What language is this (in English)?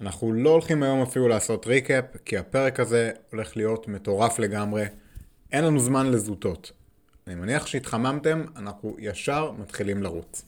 Hebrew